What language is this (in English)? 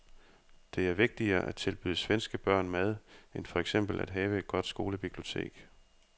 Danish